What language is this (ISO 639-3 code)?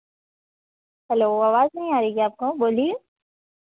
hin